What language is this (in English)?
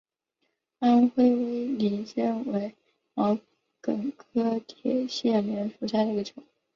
Chinese